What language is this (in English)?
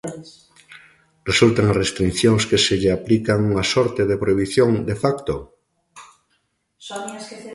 Galician